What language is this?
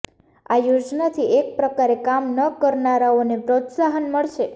Gujarati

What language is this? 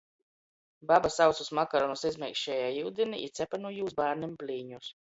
Latgalian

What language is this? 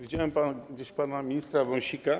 Polish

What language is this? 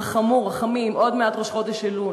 Hebrew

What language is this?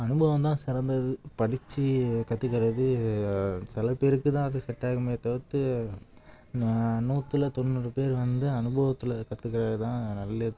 Tamil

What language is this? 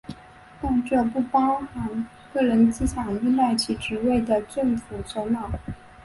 Chinese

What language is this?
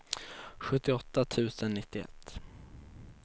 Swedish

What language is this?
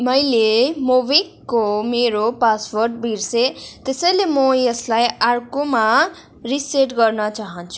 Nepali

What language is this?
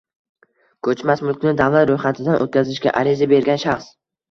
Uzbek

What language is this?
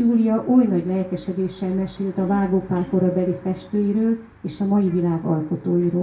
Hungarian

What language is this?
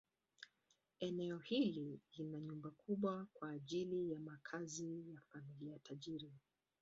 Swahili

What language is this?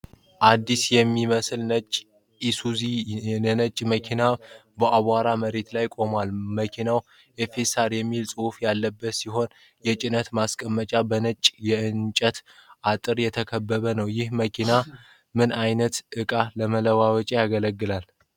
Amharic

